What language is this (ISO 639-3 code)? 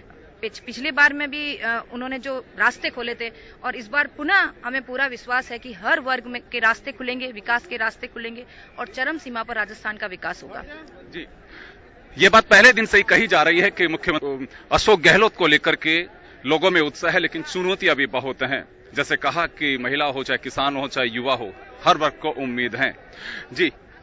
hin